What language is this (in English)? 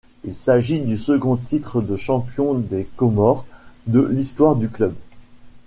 French